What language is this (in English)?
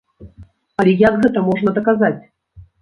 Belarusian